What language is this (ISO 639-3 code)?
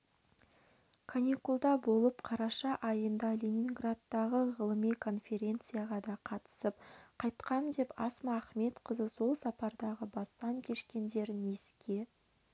kaz